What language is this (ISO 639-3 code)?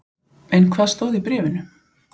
isl